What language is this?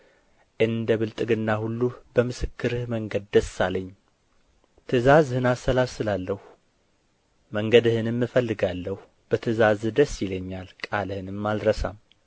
Amharic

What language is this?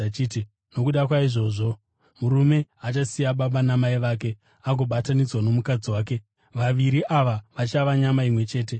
Shona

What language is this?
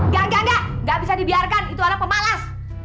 Indonesian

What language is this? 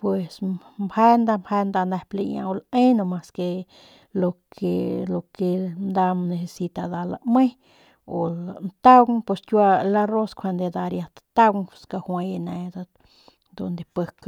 Northern Pame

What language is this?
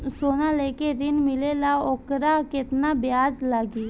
Bhojpuri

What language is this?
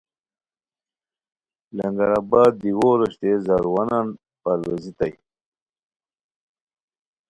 Khowar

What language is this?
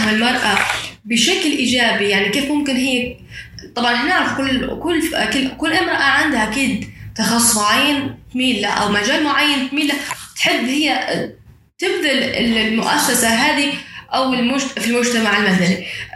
Arabic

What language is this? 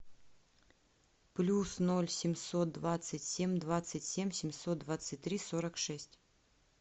Russian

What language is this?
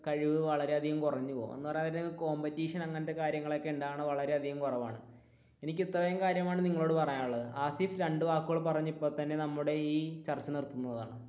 Malayalam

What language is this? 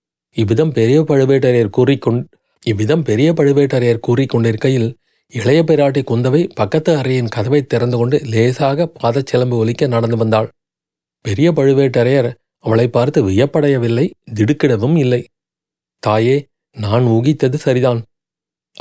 Tamil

